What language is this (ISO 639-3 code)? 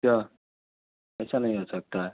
urd